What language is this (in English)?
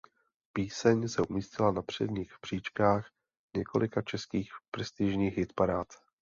Czech